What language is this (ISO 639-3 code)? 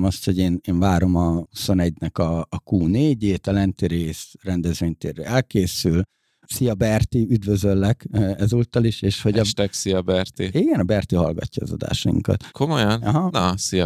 hun